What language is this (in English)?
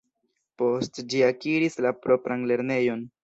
Esperanto